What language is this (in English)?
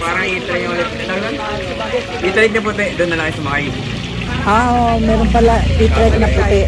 Filipino